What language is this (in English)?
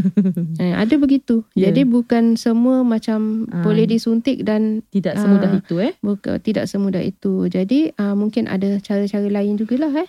Malay